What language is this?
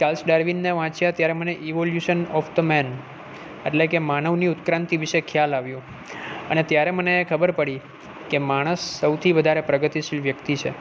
Gujarati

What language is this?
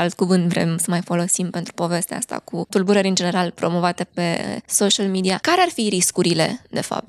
Romanian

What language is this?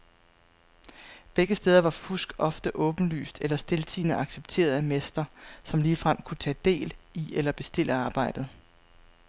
Danish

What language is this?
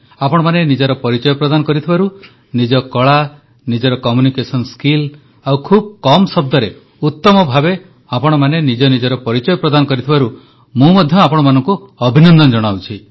Odia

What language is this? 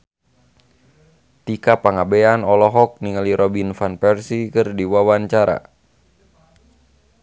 Sundanese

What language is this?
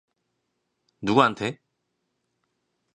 Korean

